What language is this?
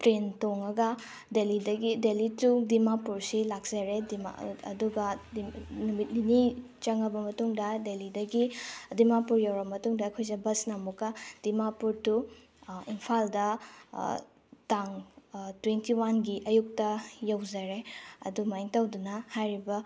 Manipuri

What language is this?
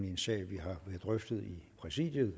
Danish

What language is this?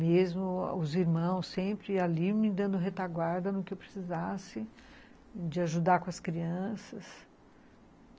Portuguese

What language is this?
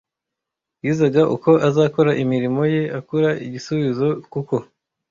Kinyarwanda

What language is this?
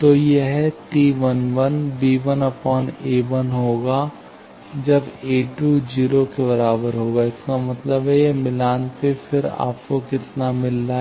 Hindi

